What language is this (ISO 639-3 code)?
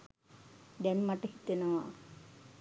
sin